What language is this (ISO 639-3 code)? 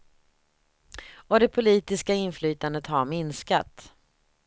swe